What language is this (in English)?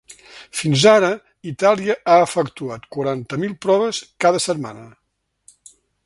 Catalan